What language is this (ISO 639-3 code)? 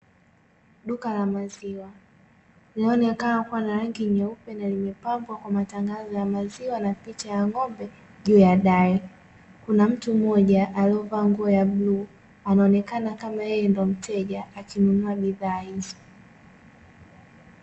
swa